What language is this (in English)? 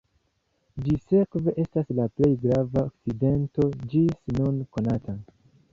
Esperanto